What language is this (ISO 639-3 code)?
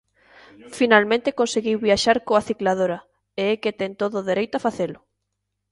glg